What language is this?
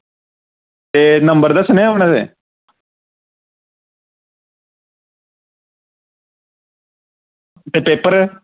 Dogri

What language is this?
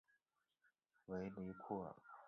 Chinese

